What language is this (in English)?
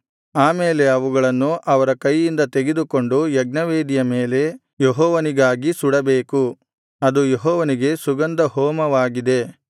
Kannada